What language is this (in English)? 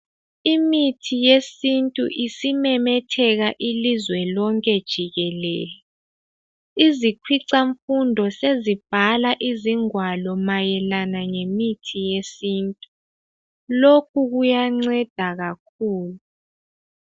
North Ndebele